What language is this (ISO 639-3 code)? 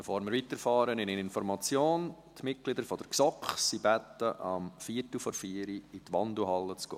gsw